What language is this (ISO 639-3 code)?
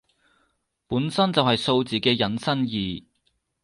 yue